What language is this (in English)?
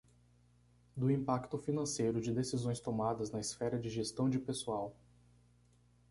Portuguese